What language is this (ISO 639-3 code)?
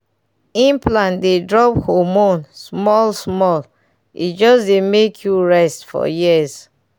pcm